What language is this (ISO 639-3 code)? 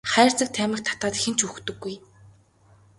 mon